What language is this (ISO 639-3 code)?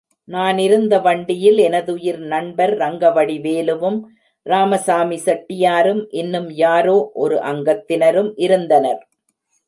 tam